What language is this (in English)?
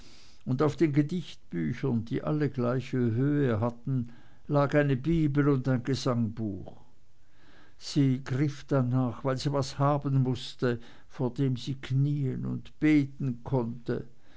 German